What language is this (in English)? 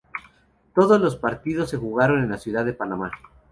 Spanish